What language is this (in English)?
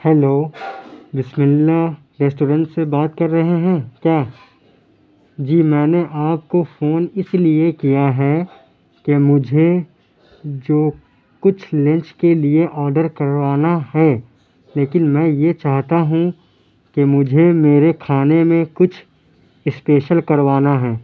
Urdu